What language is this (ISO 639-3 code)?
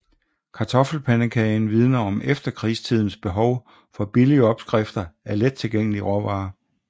dan